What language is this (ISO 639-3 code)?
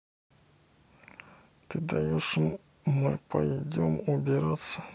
rus